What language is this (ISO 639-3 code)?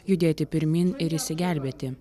lit